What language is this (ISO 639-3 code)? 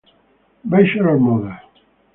ita